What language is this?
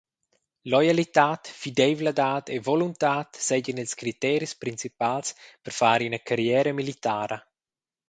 Romansh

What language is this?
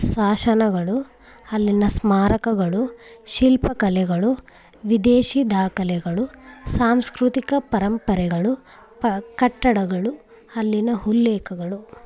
Kannada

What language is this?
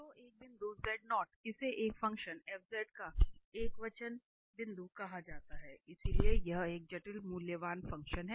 Hindi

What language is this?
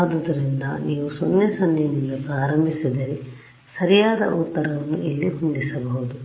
Kannada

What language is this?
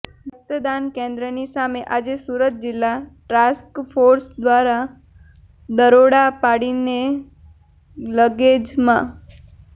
Gujarati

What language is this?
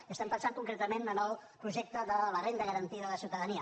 Catalan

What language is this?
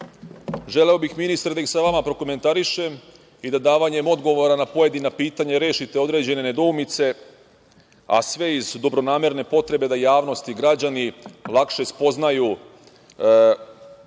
Serbian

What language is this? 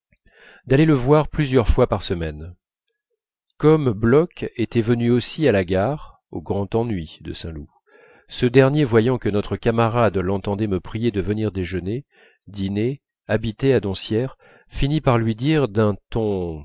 French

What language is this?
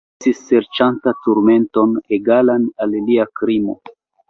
Esperanto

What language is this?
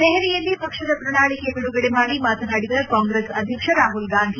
Kannada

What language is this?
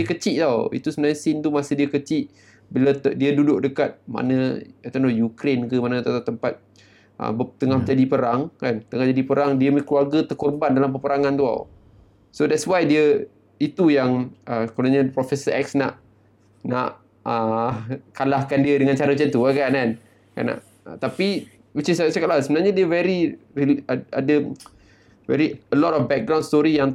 Malay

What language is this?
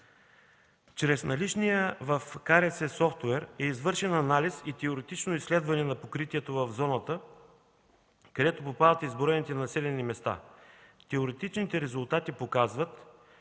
Bulgarian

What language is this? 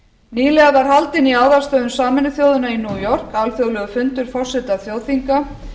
Icelandic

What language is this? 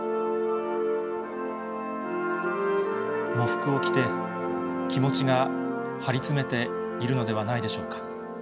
Japanese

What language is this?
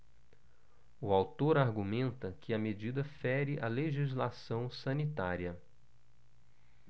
Portuguese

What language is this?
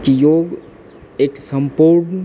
Maithili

